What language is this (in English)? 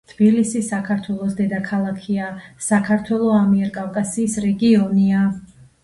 Georgian